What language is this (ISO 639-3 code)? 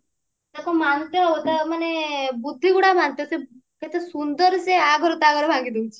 ori